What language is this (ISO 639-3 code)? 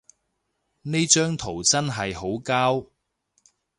yue